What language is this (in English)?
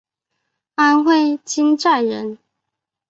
Chinese